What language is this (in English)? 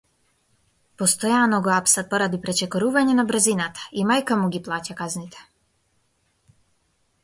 Macedonian